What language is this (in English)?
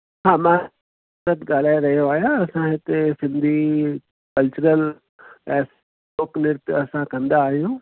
Sindhi